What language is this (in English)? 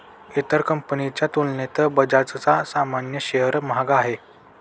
Marathi